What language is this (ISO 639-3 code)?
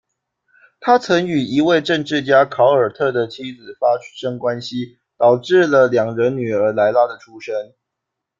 zho